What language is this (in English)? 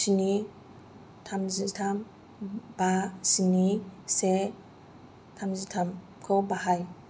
Bodo